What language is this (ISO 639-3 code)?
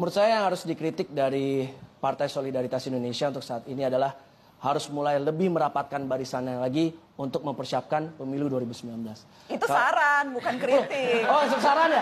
ind